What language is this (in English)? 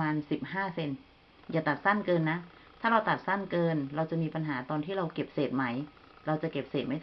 Thai